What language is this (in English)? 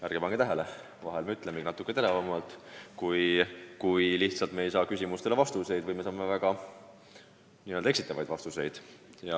Estonian